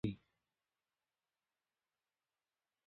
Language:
Pashto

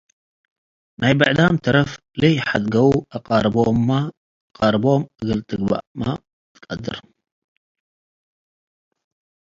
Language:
Tigre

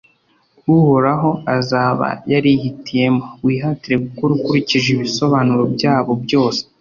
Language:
Kinyarwanda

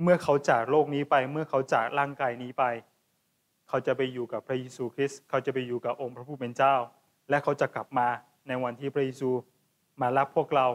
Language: Thai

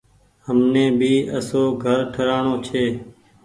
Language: Goaria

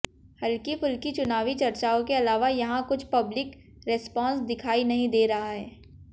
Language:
Hindi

